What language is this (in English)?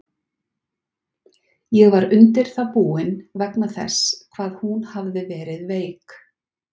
Icelandic